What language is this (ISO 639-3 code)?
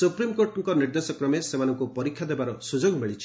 ori